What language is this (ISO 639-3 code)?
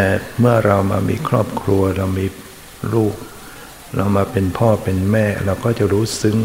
tha